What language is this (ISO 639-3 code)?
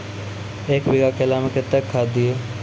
mai